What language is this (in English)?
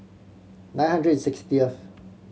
English